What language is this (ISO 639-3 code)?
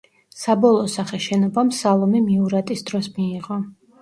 kat